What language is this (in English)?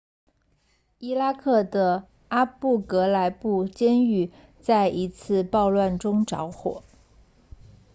Chinese